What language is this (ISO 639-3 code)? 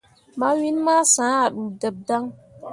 mua